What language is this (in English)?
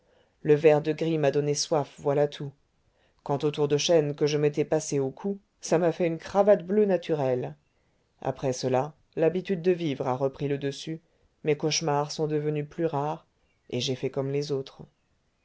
French